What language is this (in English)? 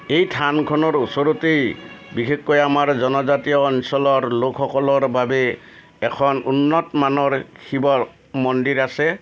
Assamese